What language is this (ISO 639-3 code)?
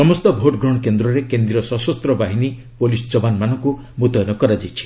ori